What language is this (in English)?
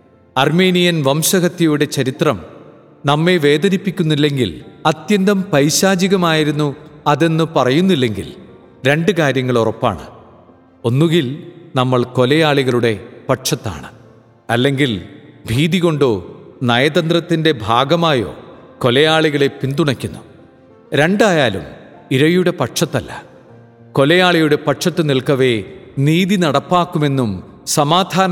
Malayalam